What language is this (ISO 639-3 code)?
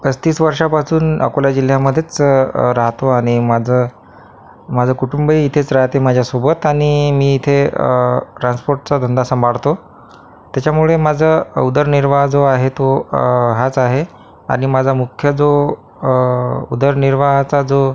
mar